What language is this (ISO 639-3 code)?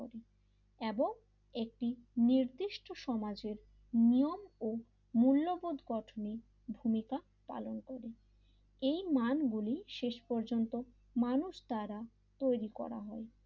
ben